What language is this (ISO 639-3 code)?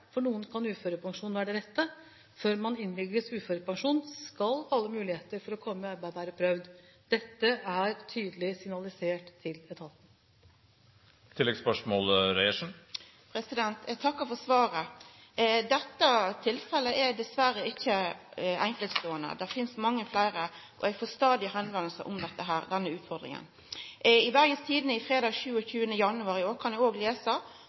nor